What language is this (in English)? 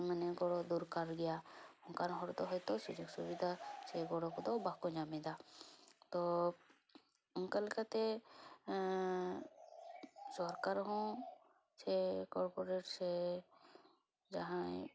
Santali